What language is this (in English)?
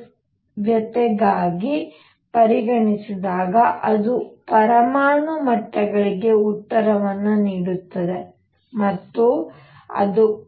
Kannada